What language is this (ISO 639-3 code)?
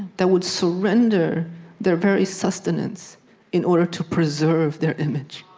eng